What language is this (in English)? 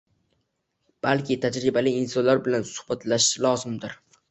Uzbek